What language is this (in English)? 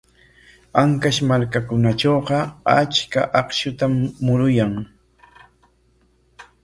Corongo Ancash Quechua